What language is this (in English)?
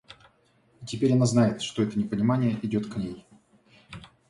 Russian